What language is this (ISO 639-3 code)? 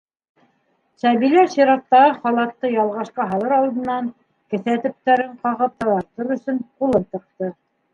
bak